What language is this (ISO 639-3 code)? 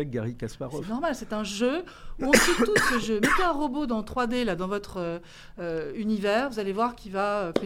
fra